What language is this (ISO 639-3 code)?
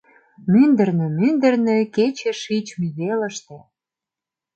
chm